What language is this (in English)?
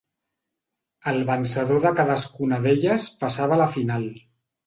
Catalan